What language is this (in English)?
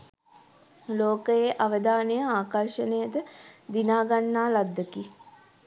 Sinhala